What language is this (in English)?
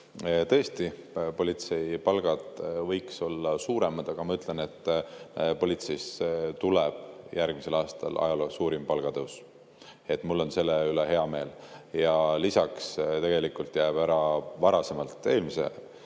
Estonian